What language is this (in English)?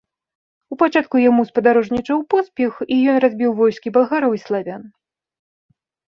Belarusian